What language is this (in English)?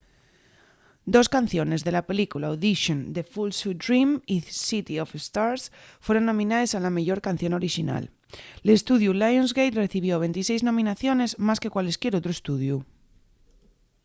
Asturian